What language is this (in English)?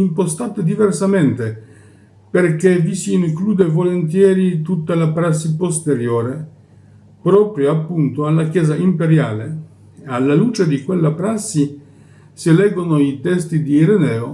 Italian